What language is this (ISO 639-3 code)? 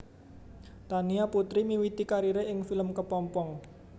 jav